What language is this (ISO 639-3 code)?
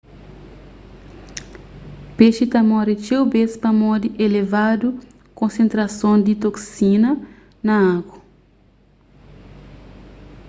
kea